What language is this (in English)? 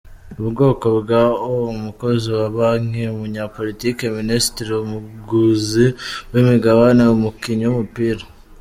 Kinyarwanda